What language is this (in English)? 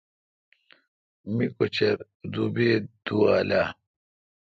Kalkoti